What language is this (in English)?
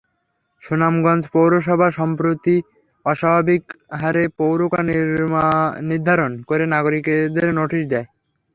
Bangla